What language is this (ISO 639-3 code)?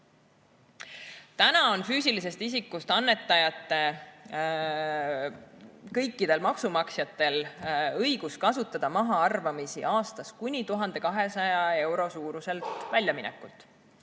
est